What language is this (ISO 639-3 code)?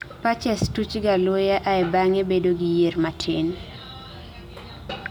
luo